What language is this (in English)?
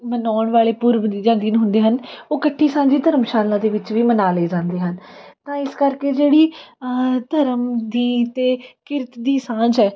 Punjabi